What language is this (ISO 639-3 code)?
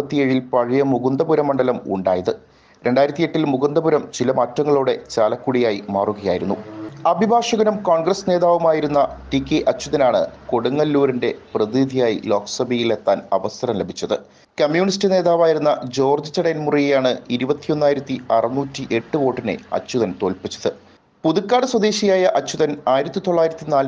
mal